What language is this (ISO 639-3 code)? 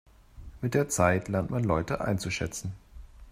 deu